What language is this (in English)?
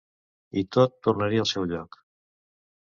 Catalan